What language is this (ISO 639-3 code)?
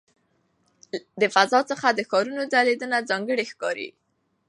pus